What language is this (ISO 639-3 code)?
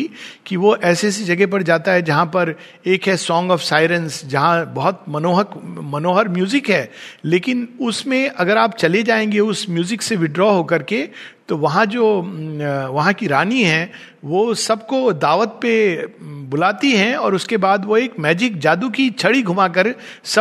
hin